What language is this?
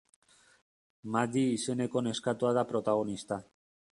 Basque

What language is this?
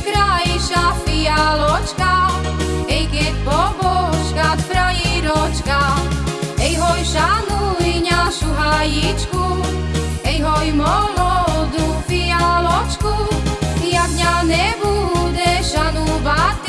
Slovak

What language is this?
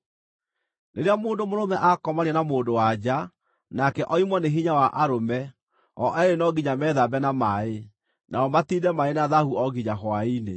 Kikuyu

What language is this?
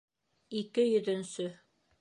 Bashkir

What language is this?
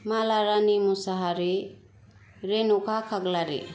Bodo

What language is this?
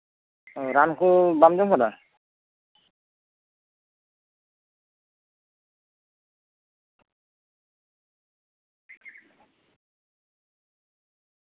Santali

